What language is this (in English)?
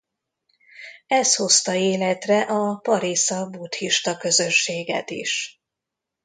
Hungarian